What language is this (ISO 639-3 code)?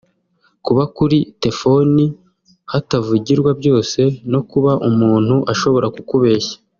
kin